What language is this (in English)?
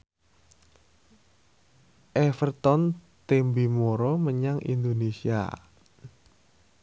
Javanese